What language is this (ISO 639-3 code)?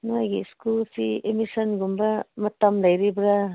mni